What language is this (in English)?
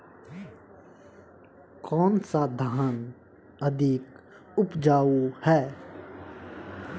Hindi